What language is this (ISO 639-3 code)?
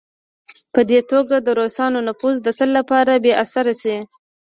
pus